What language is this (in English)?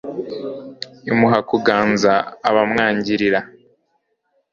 Kinyarwanda